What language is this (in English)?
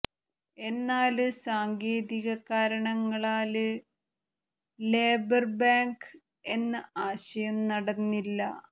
Malayalam